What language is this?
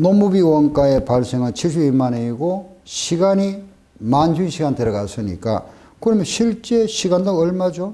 Korean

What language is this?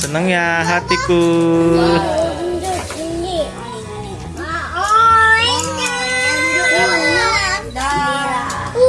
Indonesian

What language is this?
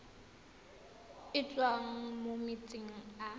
Tswana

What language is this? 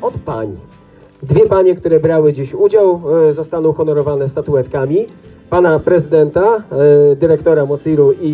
Polish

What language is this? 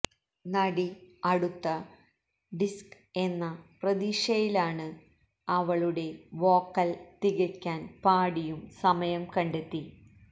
Malayalam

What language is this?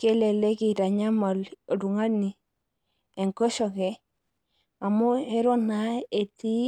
Masai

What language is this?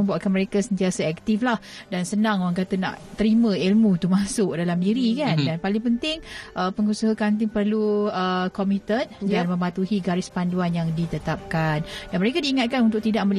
Malay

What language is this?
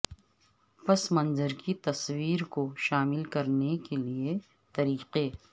Urdu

